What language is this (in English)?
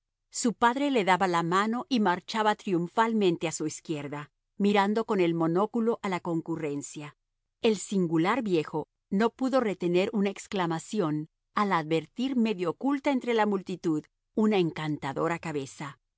Spanish